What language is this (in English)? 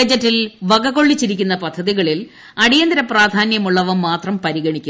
Malayalam